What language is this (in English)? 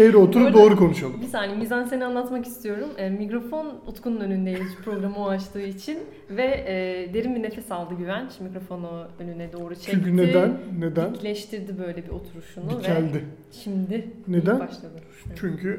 Turkish